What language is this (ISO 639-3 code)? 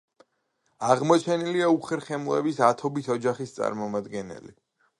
kat